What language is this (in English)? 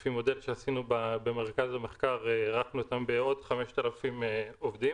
Hebrew